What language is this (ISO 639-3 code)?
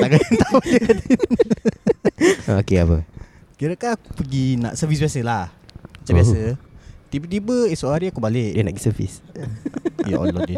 msa